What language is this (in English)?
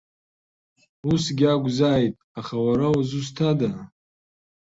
Abkhazian